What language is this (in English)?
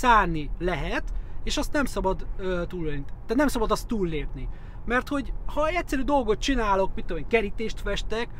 Hungarian